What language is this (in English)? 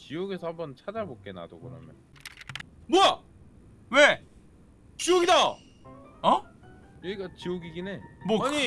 Korean